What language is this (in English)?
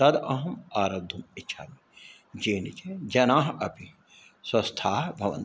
Sanskrit